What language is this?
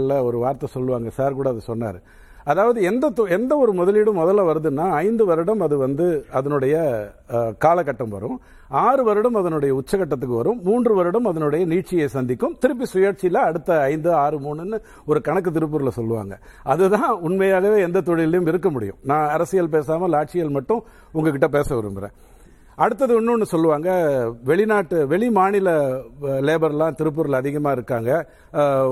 Tamil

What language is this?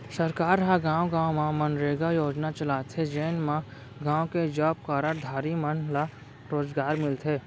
Chhattisgarhi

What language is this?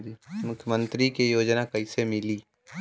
Bhojpuri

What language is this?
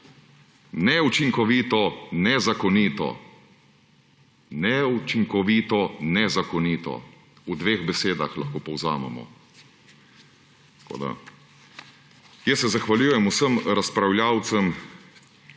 Slovenian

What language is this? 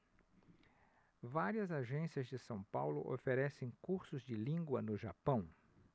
Portuguese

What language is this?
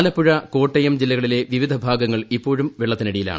Malayalam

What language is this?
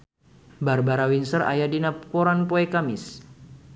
Sundanese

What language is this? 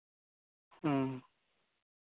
Santali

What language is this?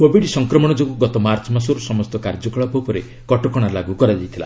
Odia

